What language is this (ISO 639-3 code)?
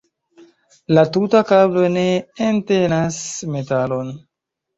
epo